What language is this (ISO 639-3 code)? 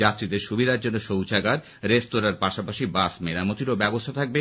ben